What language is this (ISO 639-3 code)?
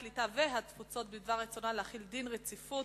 heb